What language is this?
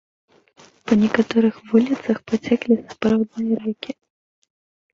Belarusian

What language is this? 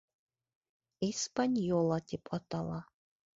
Bashkir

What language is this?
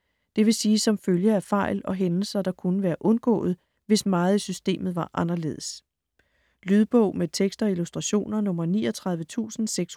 Danish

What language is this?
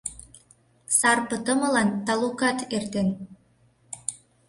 Mari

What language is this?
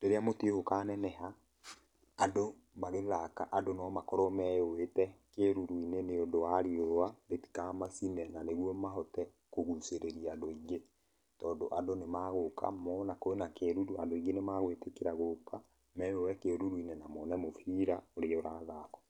Kikuyu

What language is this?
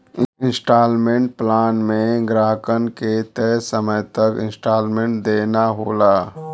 Bhojpuri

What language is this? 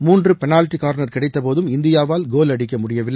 Tamil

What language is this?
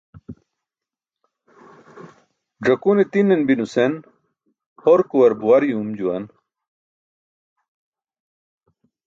Burushaski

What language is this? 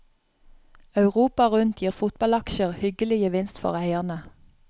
Norwegian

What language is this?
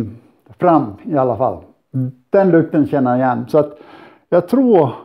Swedish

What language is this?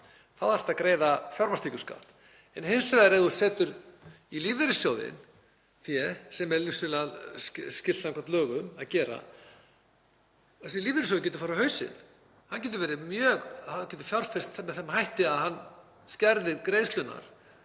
Icelandic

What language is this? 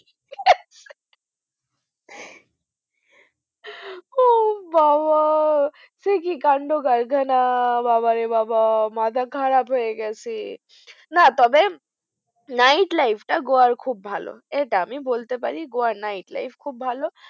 Bangla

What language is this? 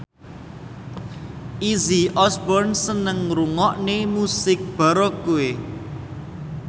Javanese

